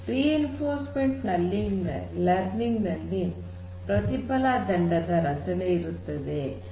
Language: Kannada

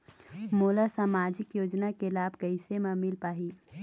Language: Chhattisgarhi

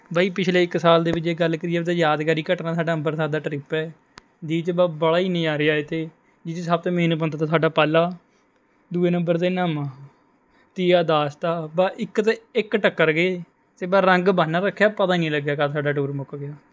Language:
Punjabi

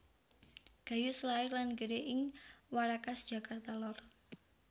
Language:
Javanese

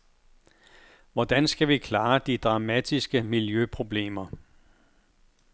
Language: Danish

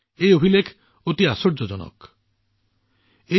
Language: Assamese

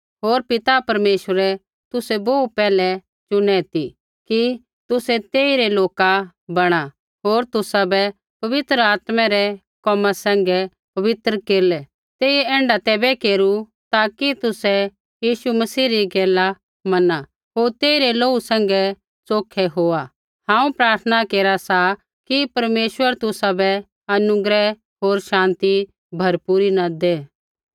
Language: Kullu Pahari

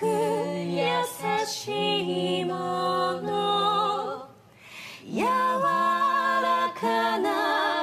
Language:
Korean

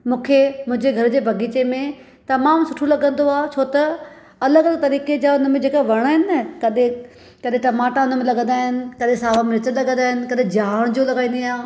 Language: Sindhi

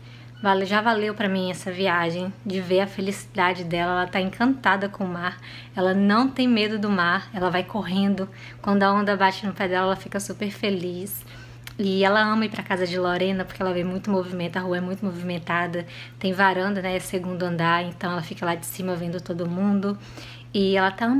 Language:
Portuguese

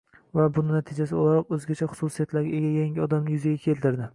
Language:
Uzbek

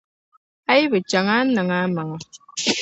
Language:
Dagbani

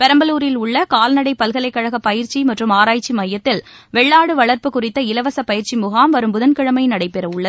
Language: Tamil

